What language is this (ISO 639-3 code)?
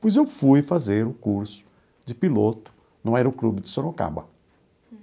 por